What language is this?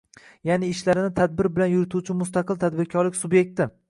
Uzbek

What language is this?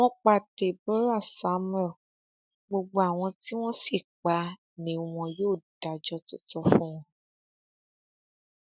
Yoruba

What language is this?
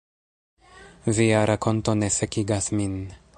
Esperanto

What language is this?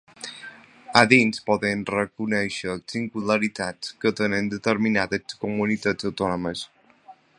Catalan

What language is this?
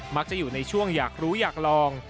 Thai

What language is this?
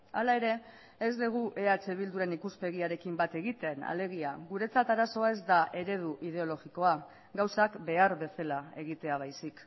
Basque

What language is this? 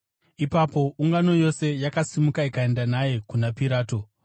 Shona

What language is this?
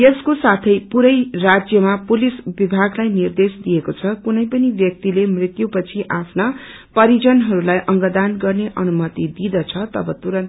Nepali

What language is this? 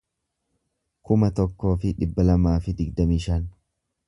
Oromo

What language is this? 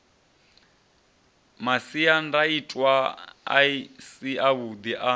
Venda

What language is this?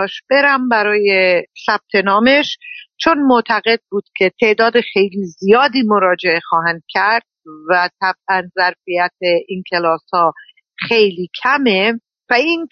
Persian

